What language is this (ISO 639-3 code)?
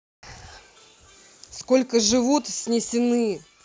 rus